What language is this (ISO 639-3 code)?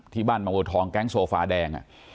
tha